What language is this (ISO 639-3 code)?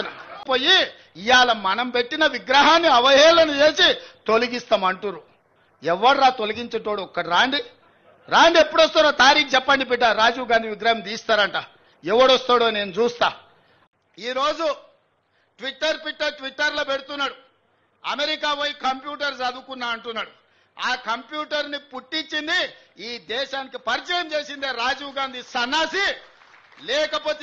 tel